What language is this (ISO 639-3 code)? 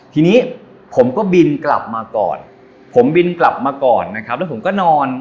tha